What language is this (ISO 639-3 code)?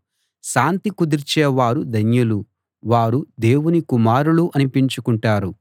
tel